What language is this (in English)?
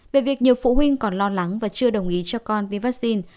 Vietnamese